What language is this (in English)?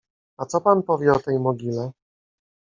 Polish